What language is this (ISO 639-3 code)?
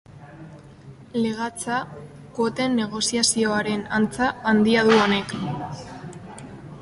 eus